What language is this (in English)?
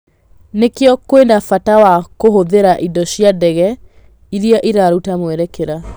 Kikuyu